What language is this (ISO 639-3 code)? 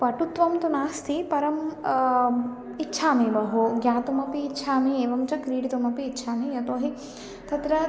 san